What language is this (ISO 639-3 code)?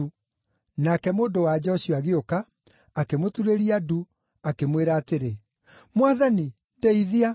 kik